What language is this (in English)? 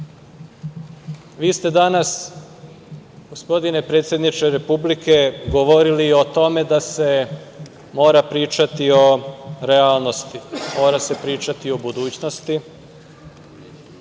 Serbian